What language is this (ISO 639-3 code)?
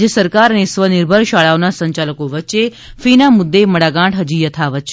guj